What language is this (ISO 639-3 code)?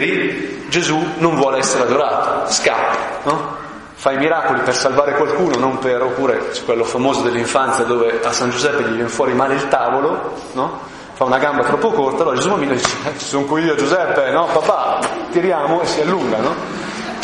ita